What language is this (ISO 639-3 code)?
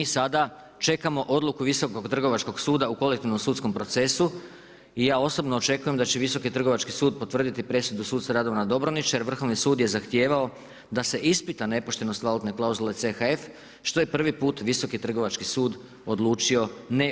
hrv